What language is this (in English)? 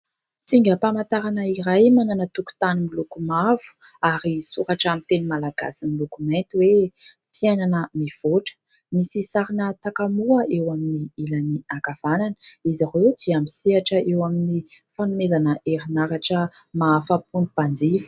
Malagasy